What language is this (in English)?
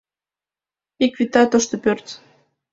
Mari